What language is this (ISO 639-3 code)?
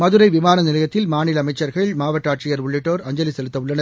tam